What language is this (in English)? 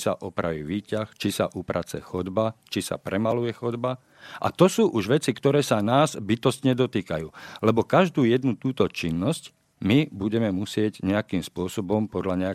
Slovak